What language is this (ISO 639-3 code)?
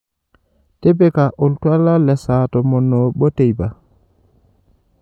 mas